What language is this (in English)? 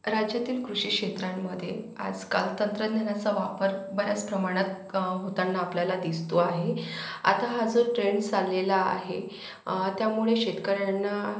Marathi